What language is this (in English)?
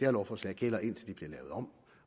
Danish